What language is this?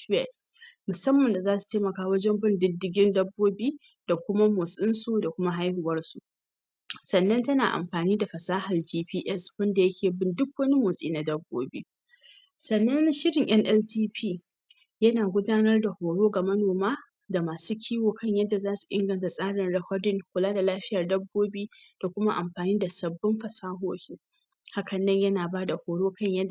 Hausa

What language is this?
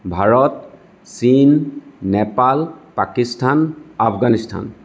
Assamese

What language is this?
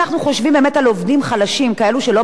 Hebrew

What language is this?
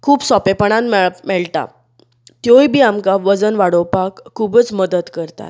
Konkani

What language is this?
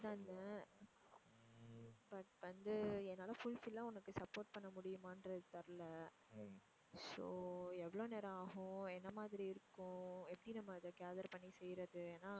Tamil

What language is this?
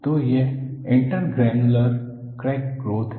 Hindi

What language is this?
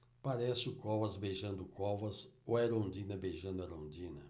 Portuguese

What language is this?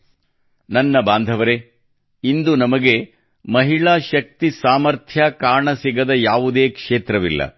Kannada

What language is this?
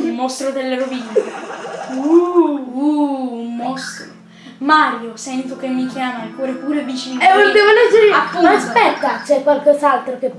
Italian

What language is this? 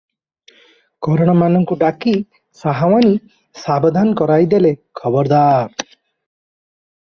Odia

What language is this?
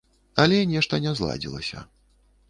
Belarusian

